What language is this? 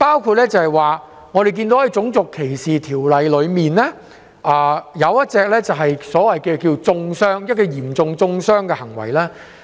Cantonese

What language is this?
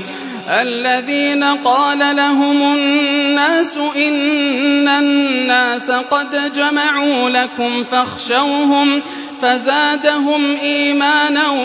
Arabic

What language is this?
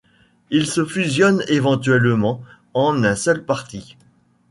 French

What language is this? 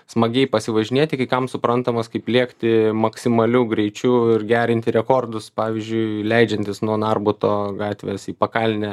Lithuanian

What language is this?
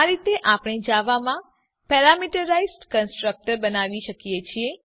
Gujarati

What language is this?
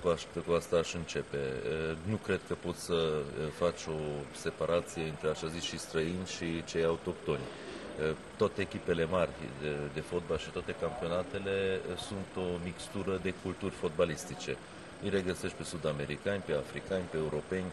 Romanian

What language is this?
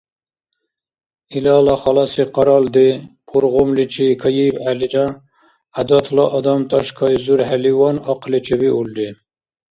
Dargwa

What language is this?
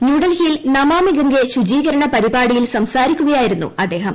Malayalam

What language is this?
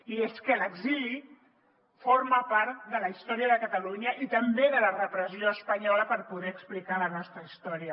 Catalan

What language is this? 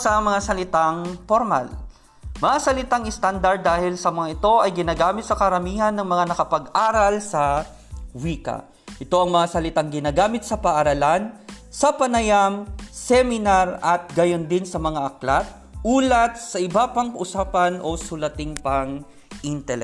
Filipino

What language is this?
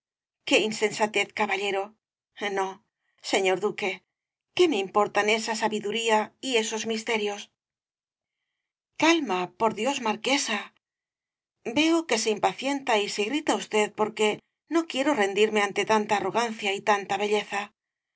Spanish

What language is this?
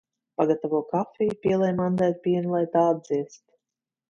Latvian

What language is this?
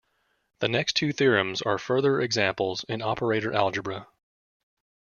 English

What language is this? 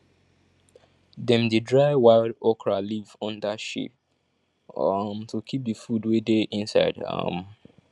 Nigerian Pidgin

